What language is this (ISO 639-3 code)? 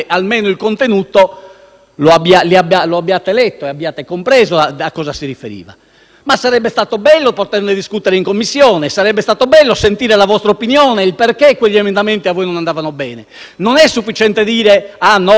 ita